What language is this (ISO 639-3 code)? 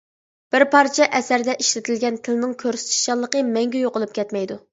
uig